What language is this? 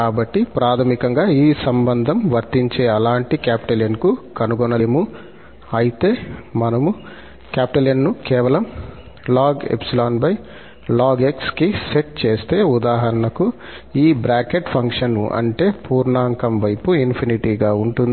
Telugu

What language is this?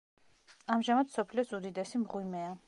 Georgian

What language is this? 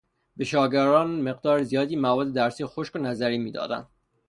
Persian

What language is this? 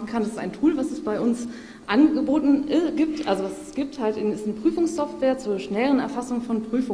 German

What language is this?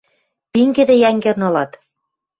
Western Mari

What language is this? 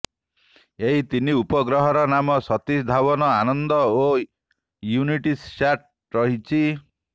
Odia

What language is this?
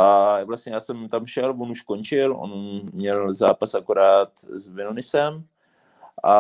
Czech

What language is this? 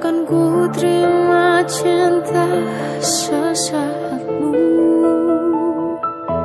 Arabic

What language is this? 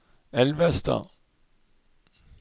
Norwegian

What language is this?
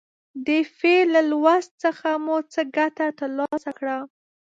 Pashto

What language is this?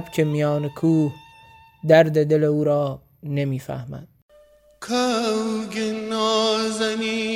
Persian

